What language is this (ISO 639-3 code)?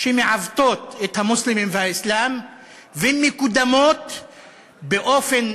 heb